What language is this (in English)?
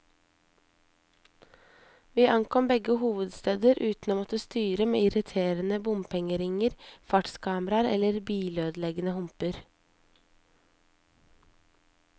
Norwegian